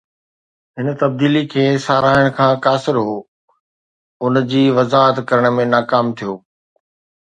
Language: Sindhi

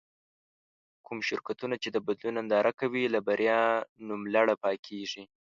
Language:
Pashto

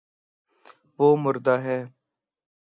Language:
Urdu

